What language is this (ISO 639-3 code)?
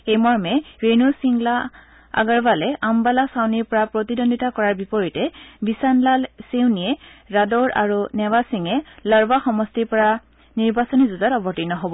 asm